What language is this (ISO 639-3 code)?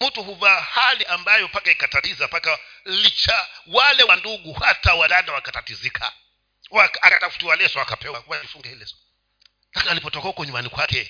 swa